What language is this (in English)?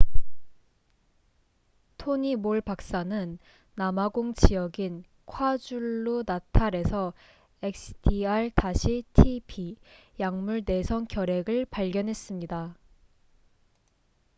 Korean